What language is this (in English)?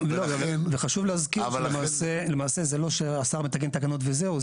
Hebrew